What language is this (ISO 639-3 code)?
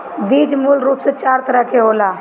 bho